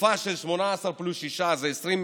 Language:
Hebrew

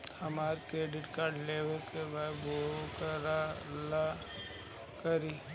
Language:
Bhojpuri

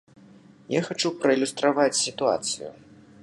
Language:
Belarusian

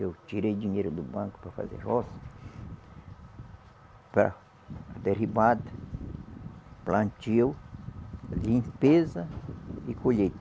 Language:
Portuguese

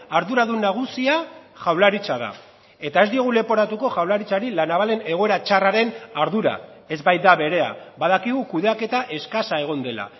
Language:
Basque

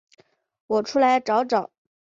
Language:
Chinese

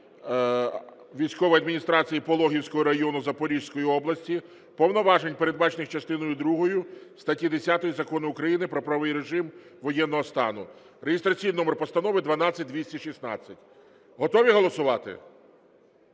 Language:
Ukrainian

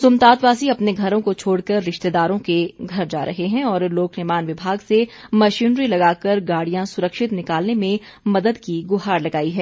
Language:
Hindi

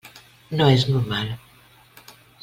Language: Catalan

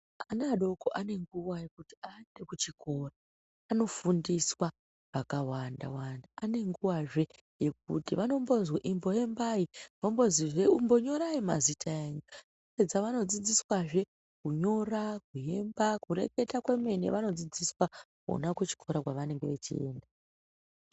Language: Ndau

